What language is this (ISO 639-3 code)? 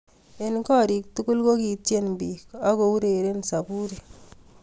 kln